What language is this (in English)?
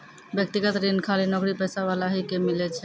Maithili